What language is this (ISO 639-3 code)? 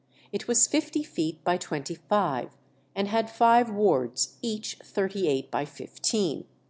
eng